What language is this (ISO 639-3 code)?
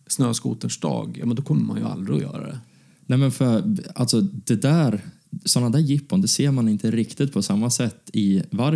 swe